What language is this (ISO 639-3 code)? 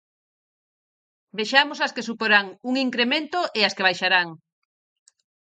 glg